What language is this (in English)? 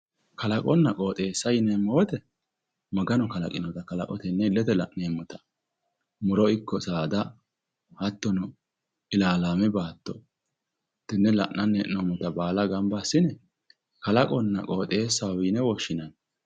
Sidamo